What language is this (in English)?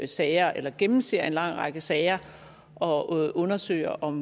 Danish